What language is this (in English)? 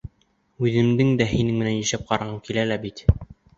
Bashkir